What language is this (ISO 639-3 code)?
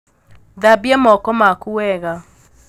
kik